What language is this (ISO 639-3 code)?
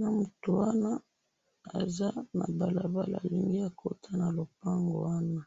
lin